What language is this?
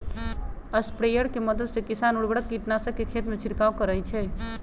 Magahi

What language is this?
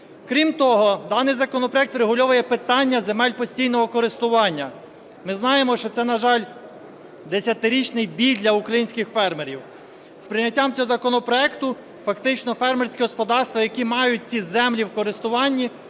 Ukrainian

